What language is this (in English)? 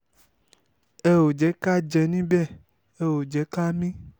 Yoruba